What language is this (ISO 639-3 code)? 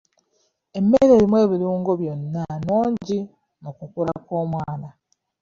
lug